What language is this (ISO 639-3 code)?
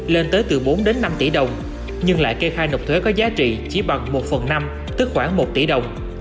vie